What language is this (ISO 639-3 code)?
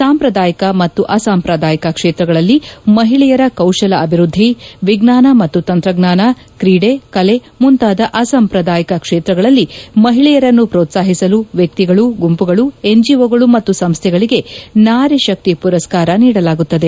kan